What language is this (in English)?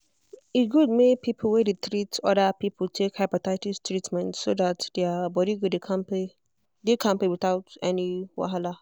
Nigerian Pidgin